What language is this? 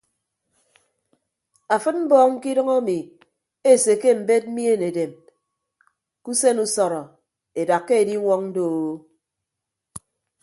Ibibio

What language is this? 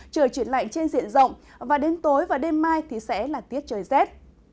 Vietnamese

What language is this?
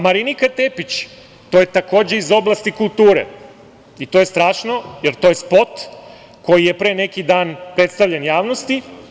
Serbian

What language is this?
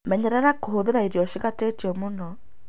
Kikuyu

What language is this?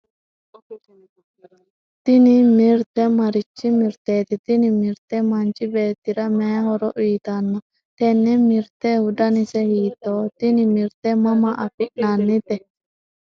Sidamo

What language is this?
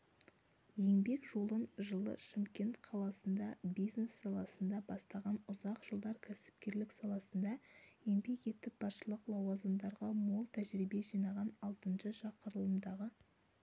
Kazakh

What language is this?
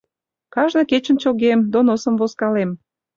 Mari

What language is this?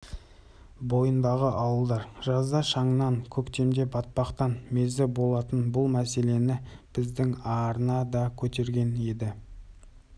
Kazakh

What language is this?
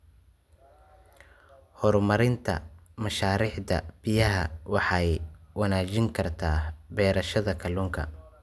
Somali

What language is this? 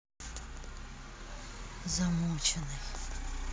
Russian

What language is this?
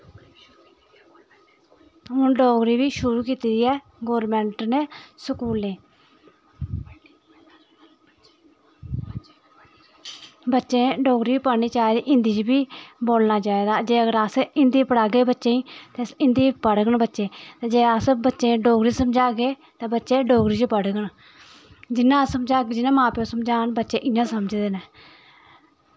Dogri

